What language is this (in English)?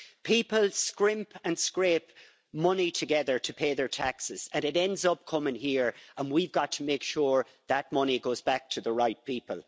English